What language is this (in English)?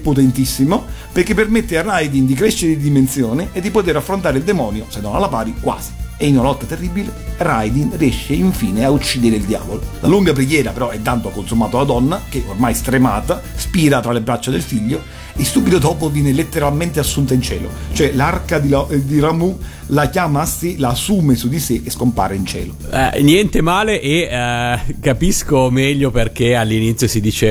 Italian